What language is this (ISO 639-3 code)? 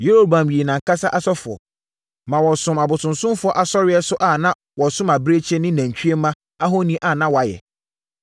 aka